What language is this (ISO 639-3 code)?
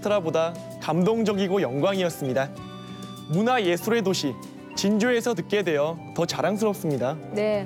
kor